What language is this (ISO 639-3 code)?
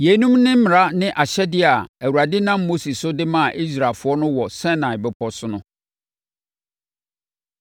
aka